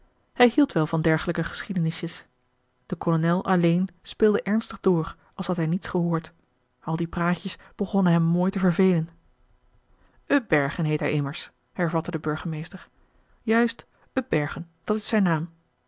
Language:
Dutch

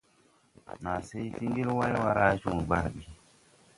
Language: Tupuri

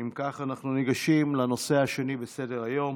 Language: Hebrew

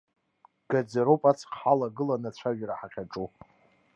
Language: Abkhazian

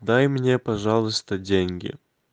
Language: Russian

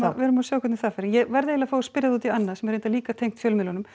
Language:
Icelandic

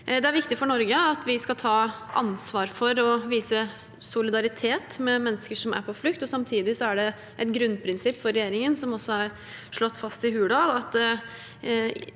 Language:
Norwegian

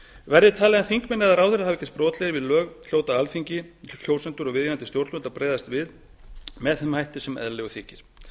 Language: Icelandic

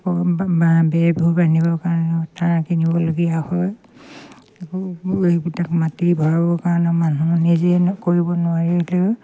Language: Assamese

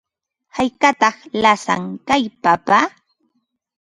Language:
Ambo-Pasco Quechua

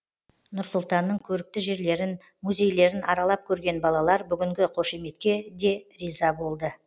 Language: Kazakh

